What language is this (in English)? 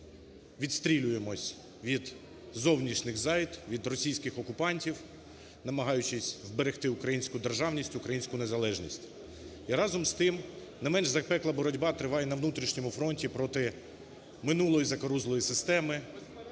Ukrainian